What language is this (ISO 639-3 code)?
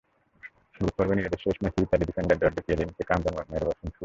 ben